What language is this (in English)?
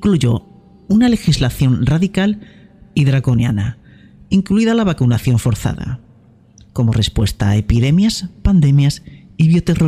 Spanish